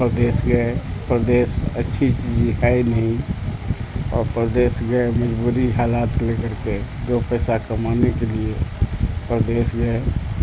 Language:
Urdu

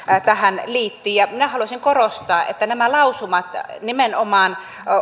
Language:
Finnish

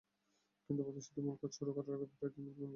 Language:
Bangla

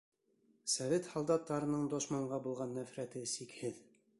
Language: Bashkir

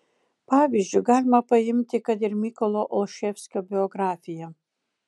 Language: Lithuanian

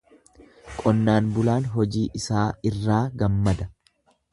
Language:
Oromo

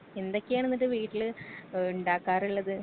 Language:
Malayalam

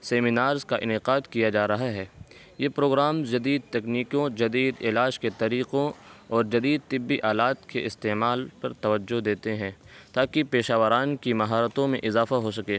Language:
Urdu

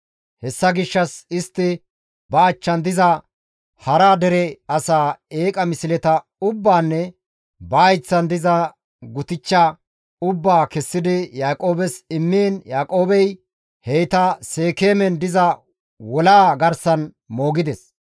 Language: Gamo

